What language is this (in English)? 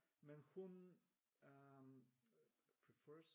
Danish